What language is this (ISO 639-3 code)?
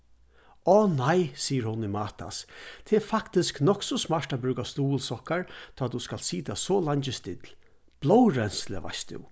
fao